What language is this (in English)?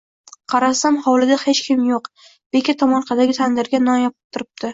Uzbek